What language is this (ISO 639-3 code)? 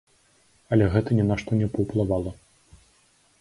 bel